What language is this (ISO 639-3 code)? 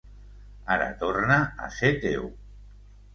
cat